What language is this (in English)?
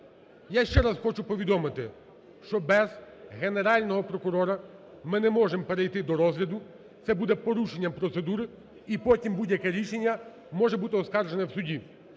Ukrainian